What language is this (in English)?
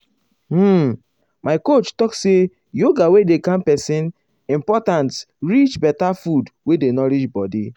Nigerian Pidgin